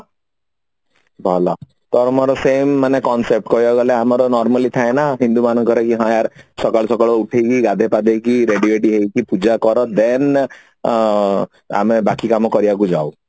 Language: Odia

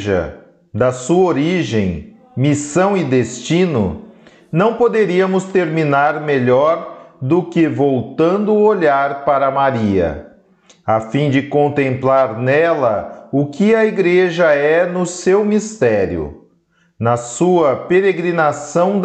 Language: Portuguese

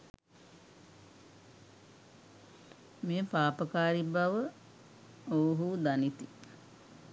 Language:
Sinhala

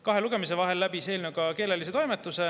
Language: Estonian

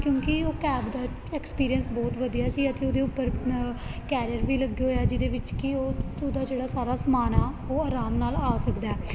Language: Punjabi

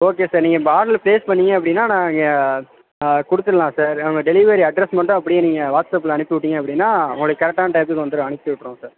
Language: Tamil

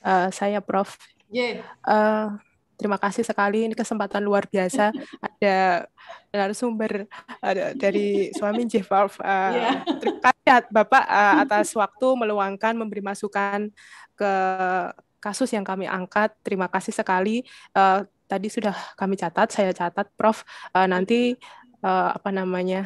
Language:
Indonesian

